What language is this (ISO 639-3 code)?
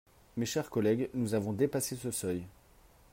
fra